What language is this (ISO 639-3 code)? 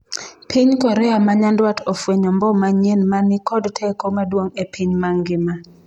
luo